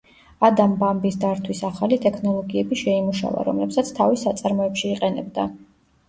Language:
Georgian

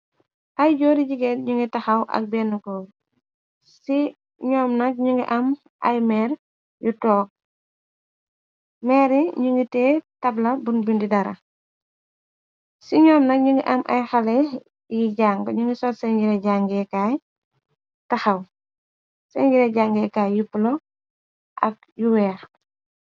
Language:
Wolof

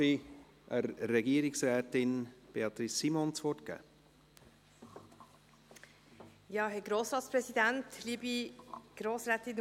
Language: Swiss German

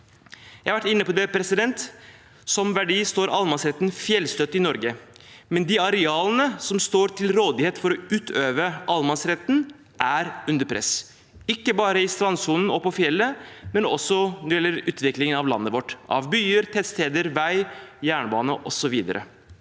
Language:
Norwegian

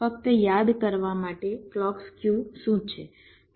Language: Gujarati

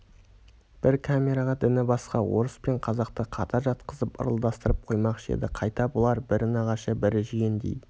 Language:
Kazakh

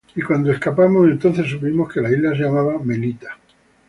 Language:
Spanish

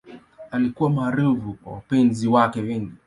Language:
Swahili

